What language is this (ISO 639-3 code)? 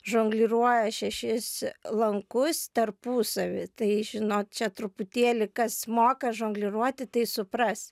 lit